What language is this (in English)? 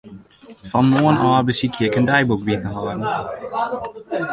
Western Frisian